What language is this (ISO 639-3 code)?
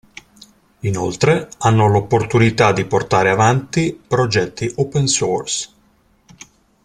ita